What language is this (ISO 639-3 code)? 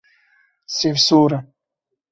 kur